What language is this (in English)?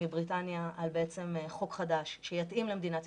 Hebrew